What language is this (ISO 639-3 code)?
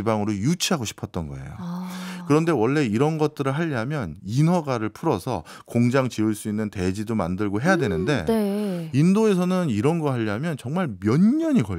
kor